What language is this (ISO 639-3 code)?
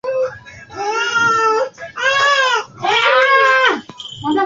swa